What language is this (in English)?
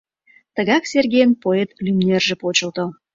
Mari